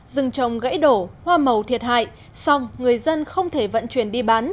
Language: Vietnamese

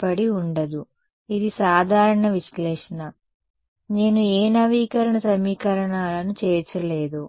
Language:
Telugu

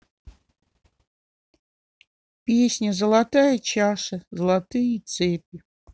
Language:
Russian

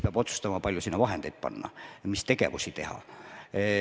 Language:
Estonian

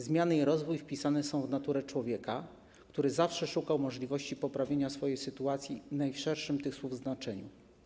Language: Polish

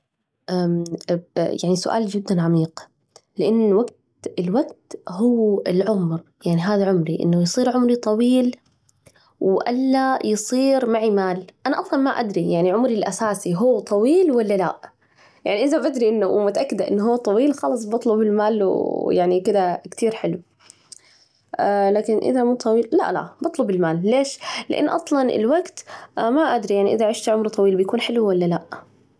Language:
Najdi Arabic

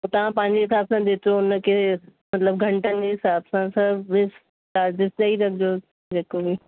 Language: Sindhi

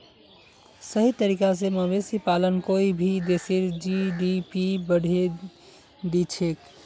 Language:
Magahi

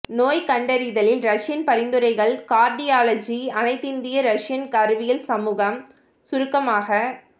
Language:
Tamil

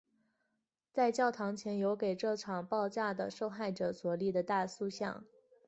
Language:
Chinese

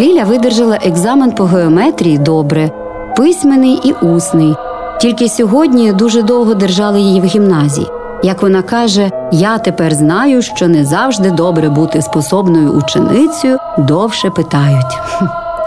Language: Ukrainian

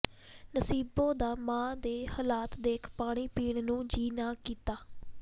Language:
Punjabi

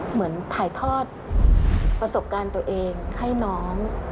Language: Thai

